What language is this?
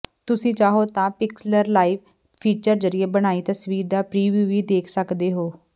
Punjabi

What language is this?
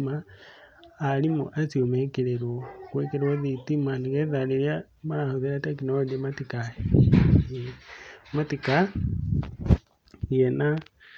Kikuyu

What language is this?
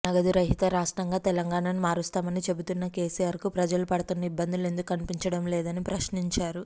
Telugu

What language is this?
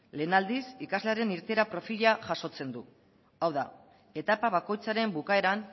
Basque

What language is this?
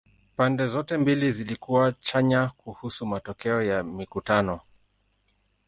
Swahili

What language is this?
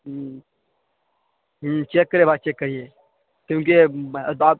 Urdu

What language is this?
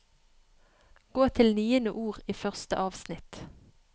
Norwegian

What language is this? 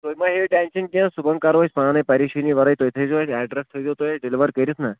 Kashmiri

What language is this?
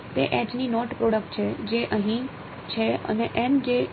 Gujarati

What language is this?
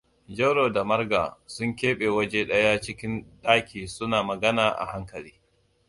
Hausa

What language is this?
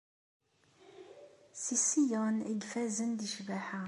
Kabyle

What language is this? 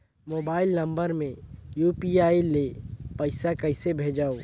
Chhattisgarhi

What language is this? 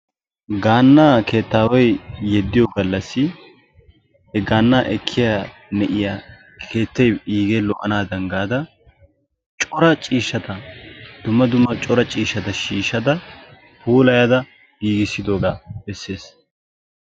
Wolaytta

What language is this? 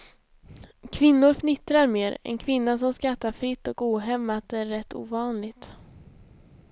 Swedish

